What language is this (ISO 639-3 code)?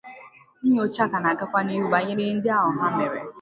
ibo